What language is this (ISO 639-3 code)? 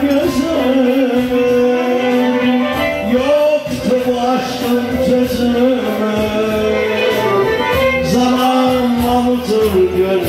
nld